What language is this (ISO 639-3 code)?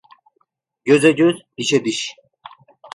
tur